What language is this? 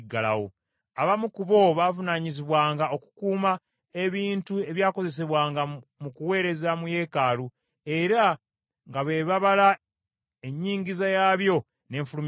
Ganda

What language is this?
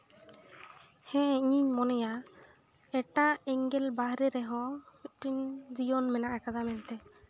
Santali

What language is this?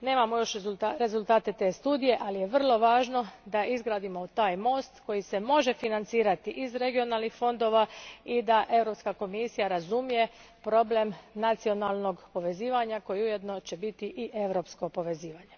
Croatian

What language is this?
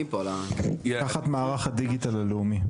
Hebrew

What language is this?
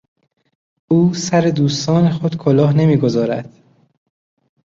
Persian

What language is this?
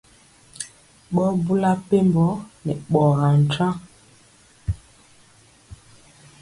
Mpiemo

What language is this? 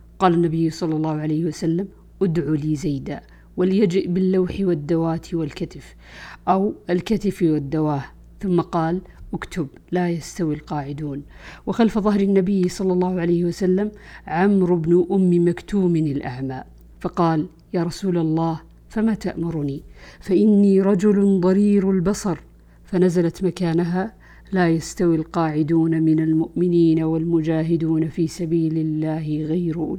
Arabic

